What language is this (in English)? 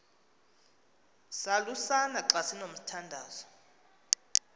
Xhosa